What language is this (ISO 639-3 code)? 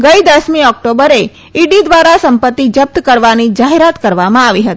guj